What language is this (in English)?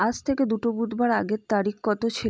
Bangla